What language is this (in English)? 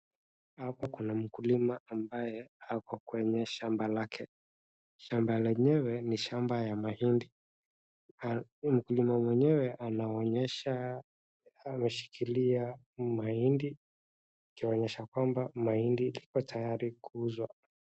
Swahili